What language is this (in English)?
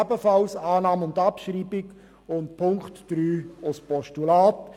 Swiss German